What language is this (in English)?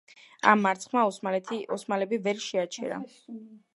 Georgian